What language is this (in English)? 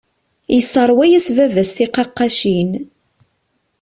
Kabyle